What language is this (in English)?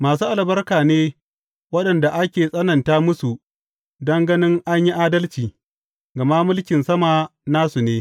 Hausa